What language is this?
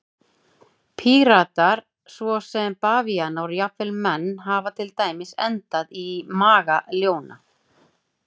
Icelandic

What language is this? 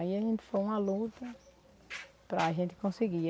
Portuguese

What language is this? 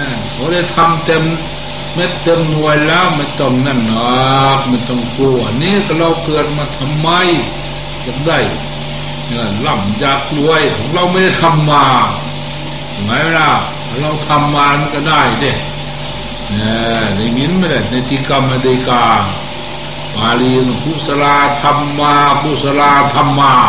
Thai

